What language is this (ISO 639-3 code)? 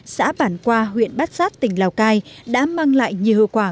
vie